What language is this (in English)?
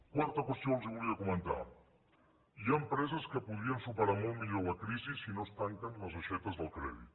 Catalan